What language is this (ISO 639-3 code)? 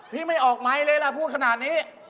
tha